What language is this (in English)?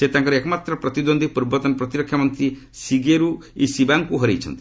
Odia